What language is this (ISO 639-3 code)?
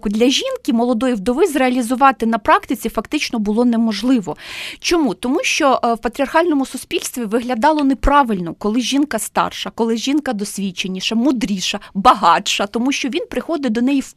ukr